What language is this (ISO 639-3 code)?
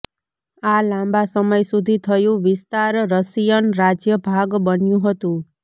guj